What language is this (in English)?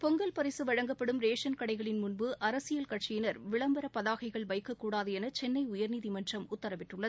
Tamil